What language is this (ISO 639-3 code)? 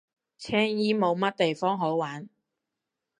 yue